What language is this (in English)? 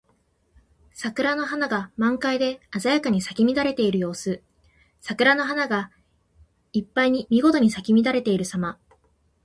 Japanese